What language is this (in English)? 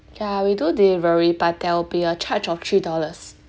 English